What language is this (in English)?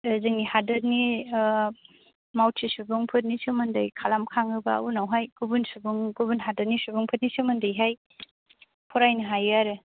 Bodo